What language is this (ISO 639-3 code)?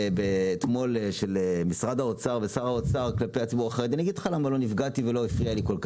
heb